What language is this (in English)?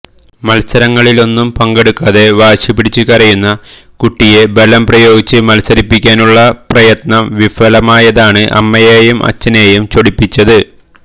Malayalam